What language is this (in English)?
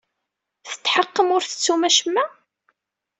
Kabyle